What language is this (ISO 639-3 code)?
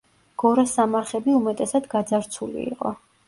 kat